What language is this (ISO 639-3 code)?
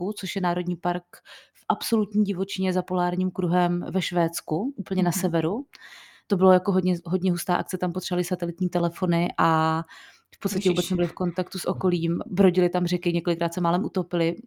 ces